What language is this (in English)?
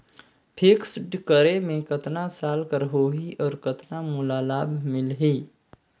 Chhattisgarhi